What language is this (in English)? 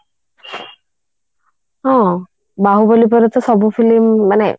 Odia